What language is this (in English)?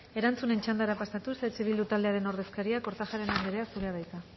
Basque